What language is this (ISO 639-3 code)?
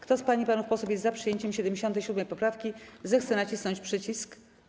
pol